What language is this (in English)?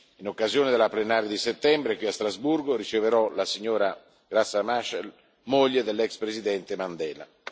Italian